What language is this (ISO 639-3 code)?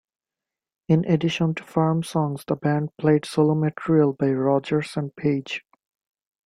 eng